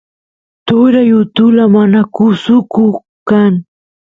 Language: Santiago del Estero Quichua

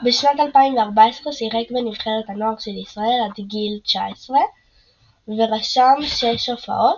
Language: Hebrew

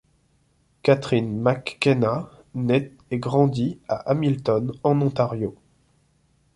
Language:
French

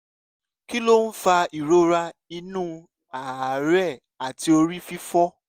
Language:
Yoruba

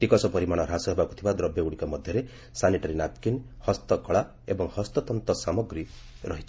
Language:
Odia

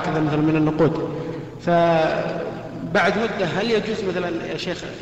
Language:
Arabic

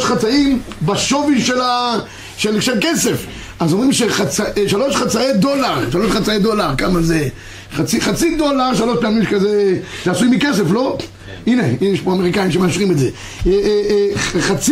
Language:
Hebrew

